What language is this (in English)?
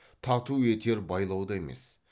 Kazakh